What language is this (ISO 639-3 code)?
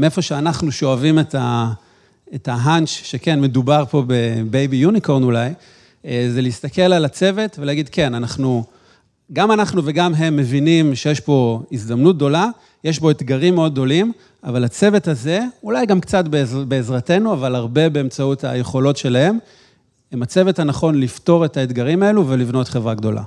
heb